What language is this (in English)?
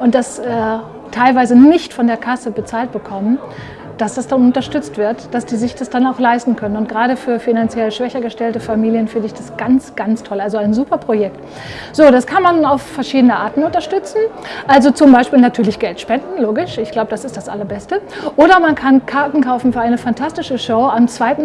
German